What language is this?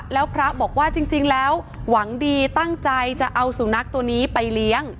Thai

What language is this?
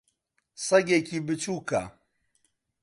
Central Kurdish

